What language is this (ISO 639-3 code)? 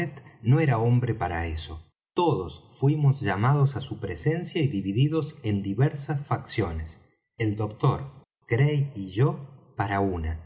spa